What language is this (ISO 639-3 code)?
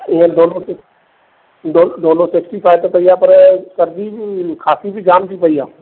snd